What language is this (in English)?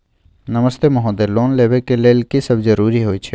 Maithili